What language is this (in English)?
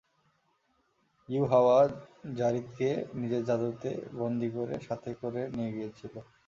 Bangla